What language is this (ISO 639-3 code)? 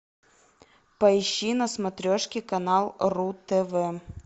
rus